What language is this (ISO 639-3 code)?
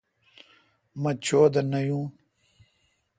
xka